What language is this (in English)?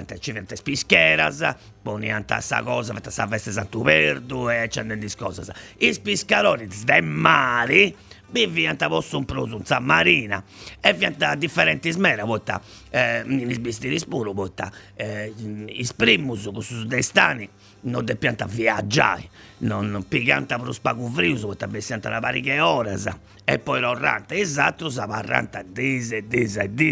Italian